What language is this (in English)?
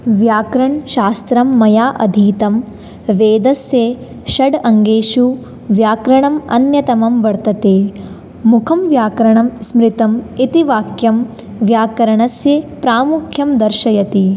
Sanskrit